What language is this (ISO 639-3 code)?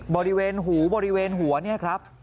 tha